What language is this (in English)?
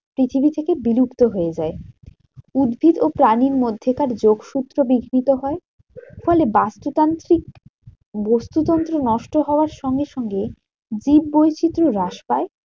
Bangla